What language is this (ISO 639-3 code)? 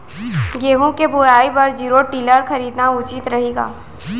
hne